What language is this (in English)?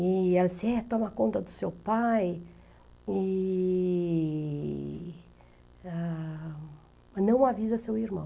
Portuguese